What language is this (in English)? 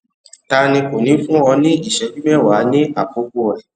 Yoruba